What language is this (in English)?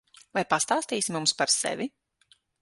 Latvian